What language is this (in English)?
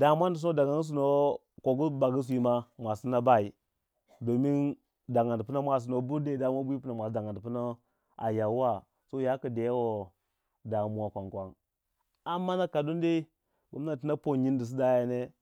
Waja